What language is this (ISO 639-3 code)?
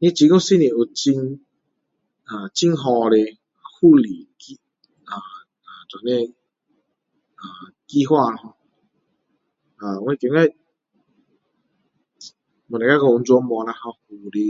cdo